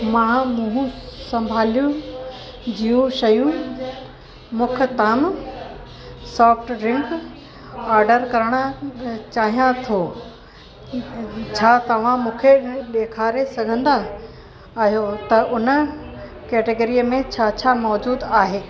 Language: Sindhi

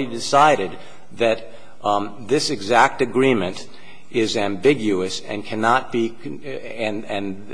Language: English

